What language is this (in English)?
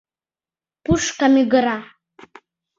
Mari